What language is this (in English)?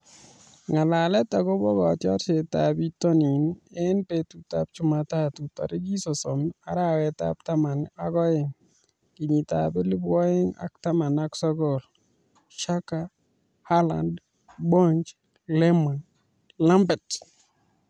Kalenjin